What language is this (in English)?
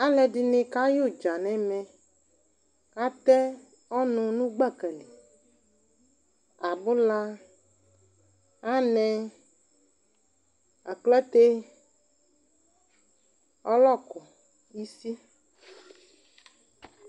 Ikposo